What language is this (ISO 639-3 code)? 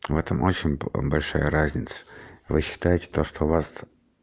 rus